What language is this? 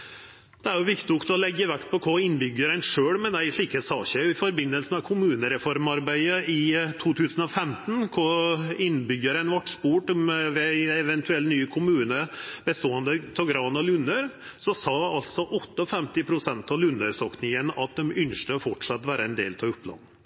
Norwegian Nynorsk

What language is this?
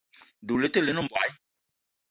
Eton (Cameroon)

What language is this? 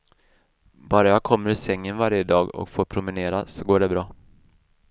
Swedish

